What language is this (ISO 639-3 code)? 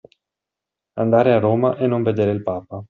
ita